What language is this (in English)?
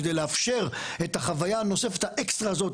Hebrew